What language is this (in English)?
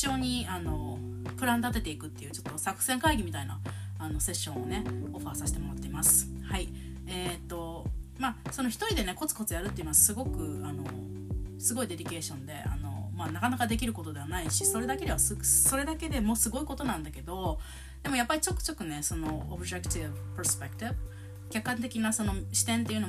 Japanese